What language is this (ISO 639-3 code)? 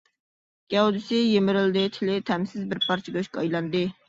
uig